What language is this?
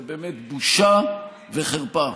Hebrew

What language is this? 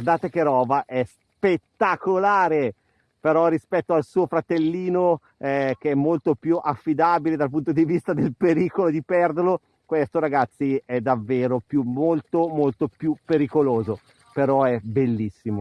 Italian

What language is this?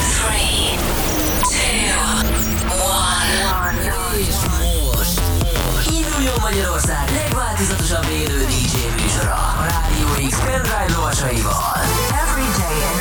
Hungarian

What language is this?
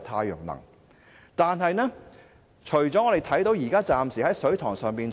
Cantonese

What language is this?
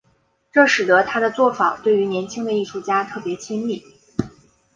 Chinese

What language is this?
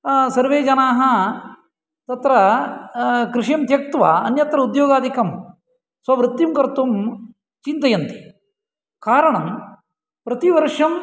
Sanskrit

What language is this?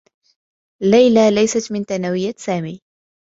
Arabic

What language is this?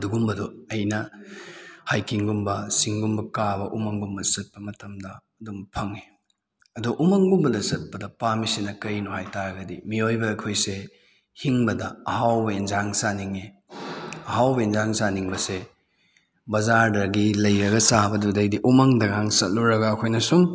Manipuri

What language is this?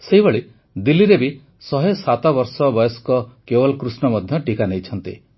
Odia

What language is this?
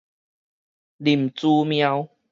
Min Nan Chinese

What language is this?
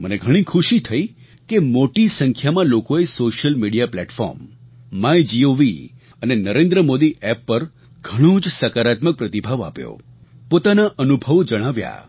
Gujarati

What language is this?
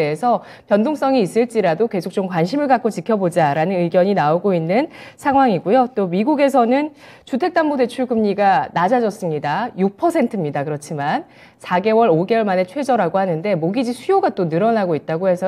Korean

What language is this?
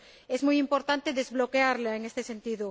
Spanish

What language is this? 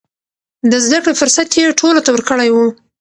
Pashto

